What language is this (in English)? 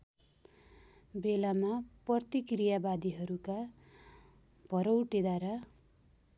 Nepali